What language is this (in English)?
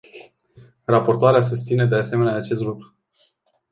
Romanian